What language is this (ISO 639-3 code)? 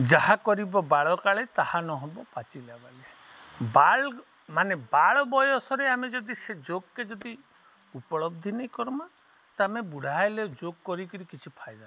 ori